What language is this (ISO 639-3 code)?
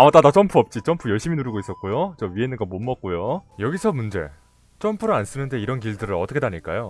kor